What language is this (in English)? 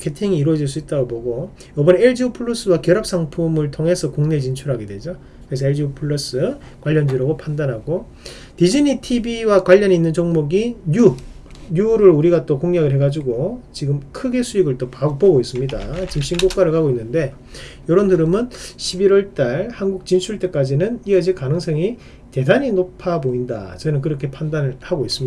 Korean